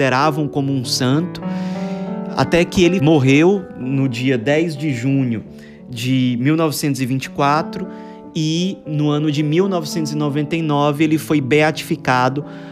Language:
Portuguese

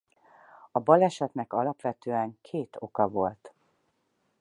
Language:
Hungarian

